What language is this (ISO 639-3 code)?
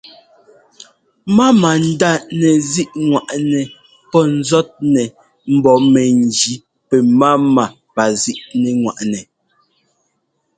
jgo